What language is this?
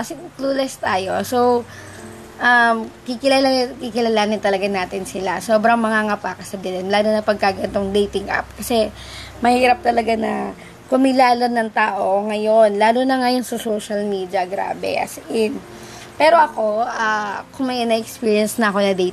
Filipino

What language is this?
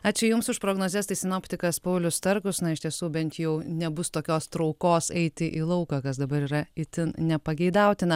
Lithuanian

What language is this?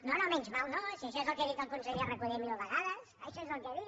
Catalan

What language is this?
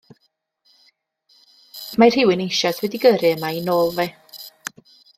Welsh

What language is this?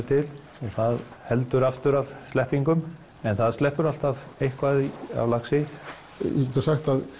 Icelandic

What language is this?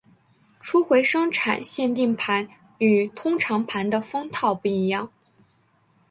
Chinese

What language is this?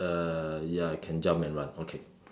English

